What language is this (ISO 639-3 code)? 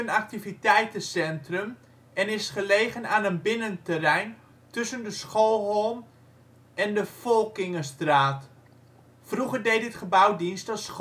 nld